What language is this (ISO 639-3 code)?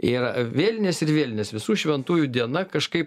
lit